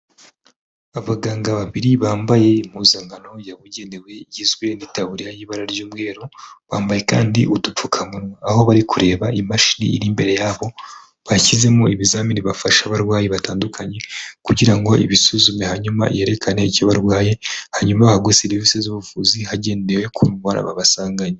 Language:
Kinyarwanda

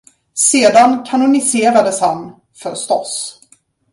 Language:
Swedish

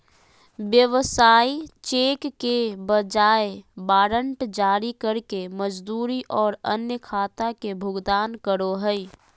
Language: Magahi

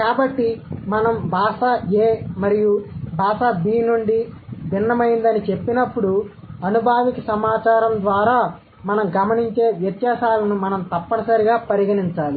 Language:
Telugu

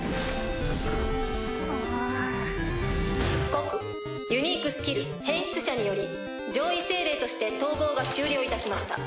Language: Japanese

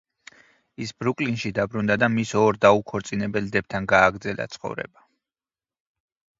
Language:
Georgian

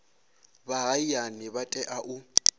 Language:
Venda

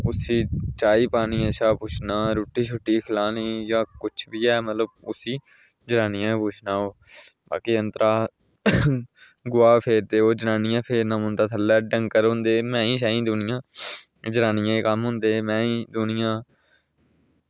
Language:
Dogri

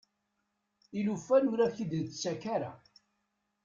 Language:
Kabyle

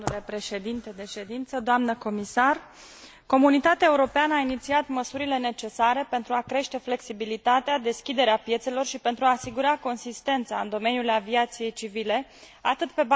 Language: Romanian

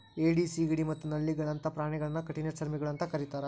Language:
Kannada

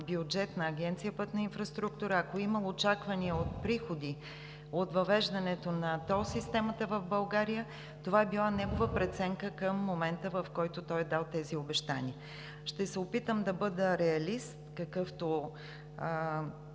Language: Bulgarian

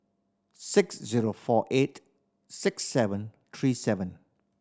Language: English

